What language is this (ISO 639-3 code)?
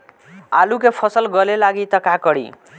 bho